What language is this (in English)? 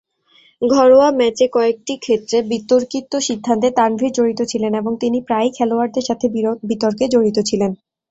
Bangla